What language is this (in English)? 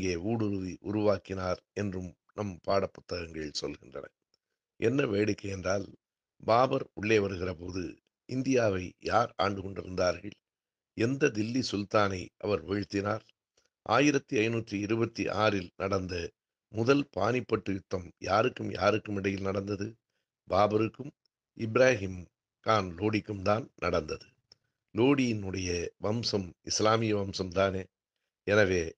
Arabic